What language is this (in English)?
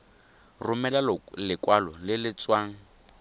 Tswana